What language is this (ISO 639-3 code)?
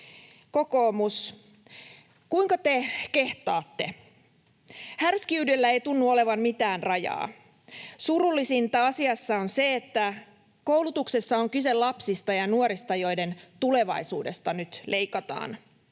fin